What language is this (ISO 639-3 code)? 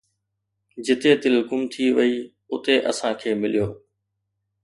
snd